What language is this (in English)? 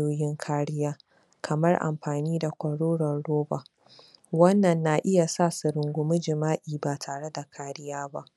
Hausa